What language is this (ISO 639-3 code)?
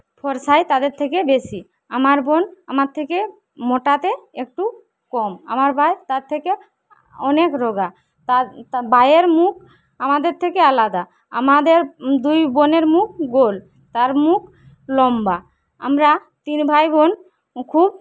ben